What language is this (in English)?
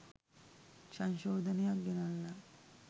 Sinhala